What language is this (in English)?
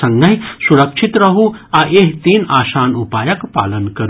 Maithili